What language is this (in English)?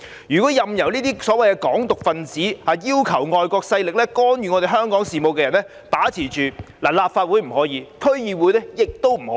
Cantonese